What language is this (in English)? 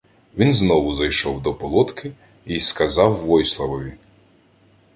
Ukrainian